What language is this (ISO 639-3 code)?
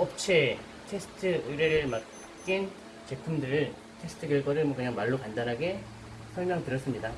kor